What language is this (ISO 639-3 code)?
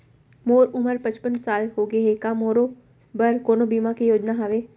hne